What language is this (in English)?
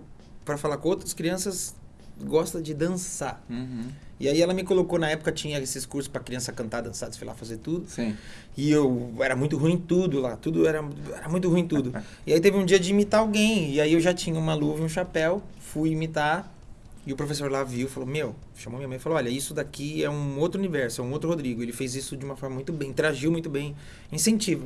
Portuguese